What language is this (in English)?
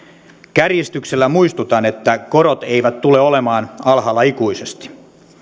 Finnish